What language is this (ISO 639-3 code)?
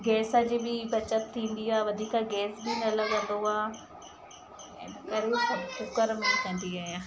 snd